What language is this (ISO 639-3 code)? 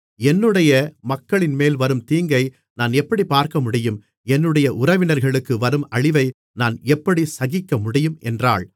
tam